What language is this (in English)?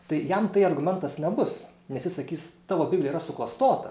Lithuanian